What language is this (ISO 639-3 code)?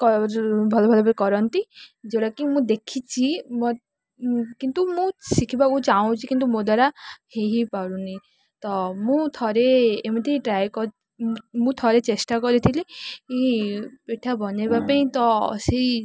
ori